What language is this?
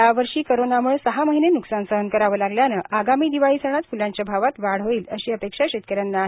Marathi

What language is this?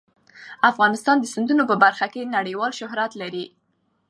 Pashto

